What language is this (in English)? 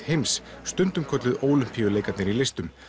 Icelandic